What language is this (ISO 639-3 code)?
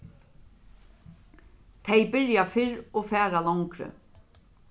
fao